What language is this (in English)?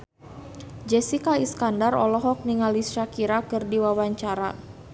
Sundanese